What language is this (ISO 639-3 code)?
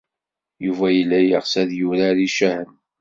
kab